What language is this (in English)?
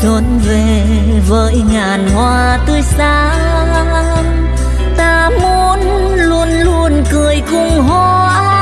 Vietnamese